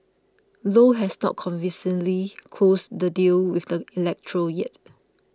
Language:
English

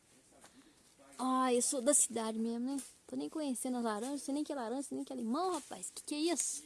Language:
Portuguese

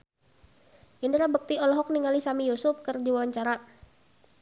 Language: Sundanese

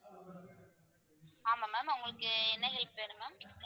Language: Tamil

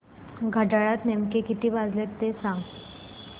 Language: Marathi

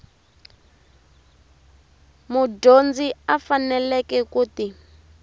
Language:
Tsonga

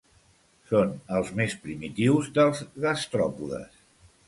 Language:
Catalan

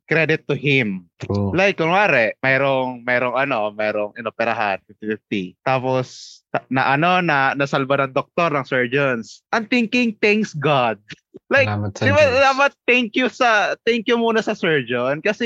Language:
Filipino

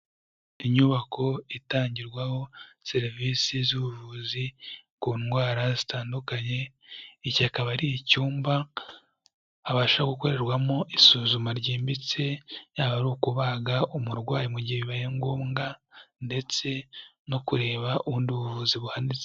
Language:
Kinyarwanda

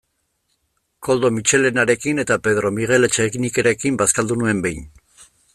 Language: Basque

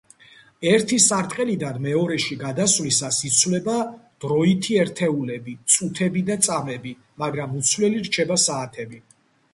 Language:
Georgian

